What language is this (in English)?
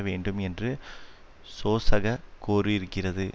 Tamil